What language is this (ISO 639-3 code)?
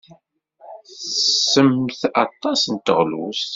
kab